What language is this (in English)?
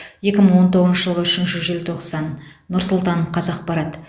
Kazakh